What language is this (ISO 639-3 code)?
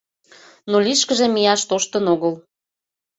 chm